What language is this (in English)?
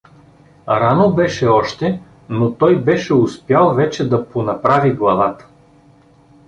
Bulgarian